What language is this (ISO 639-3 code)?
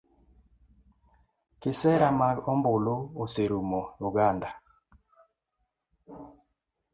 luo